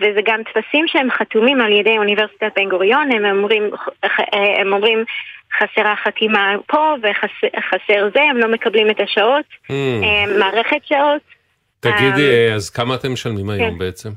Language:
Hebrew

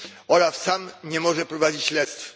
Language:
Polish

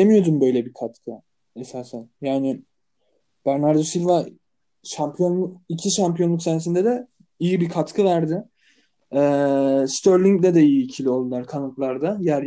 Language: Turkish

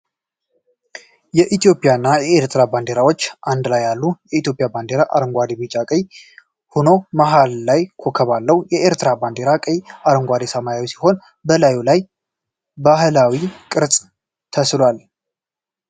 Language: Amharic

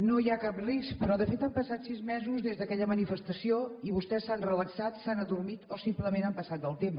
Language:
Catalan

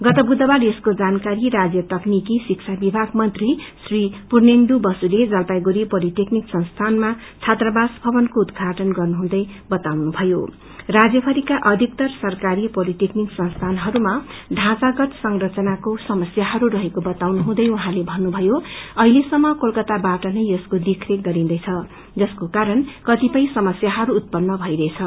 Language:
Nepali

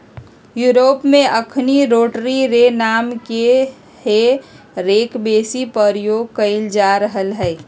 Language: Magahi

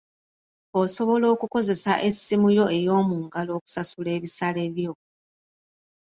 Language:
Ganda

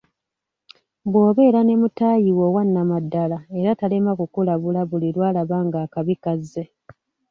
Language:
Ganda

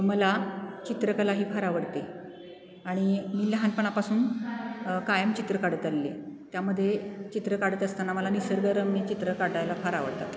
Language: Marathi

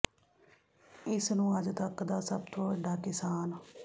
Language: Punjabi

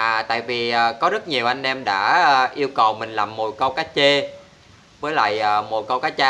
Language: Vietnamese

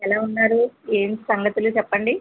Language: Telugu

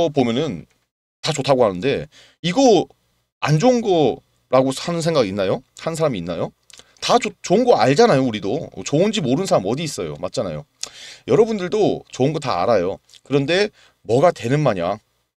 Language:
Korean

